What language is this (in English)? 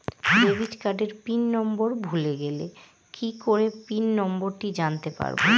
Bangla